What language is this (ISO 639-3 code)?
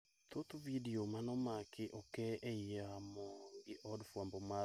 luo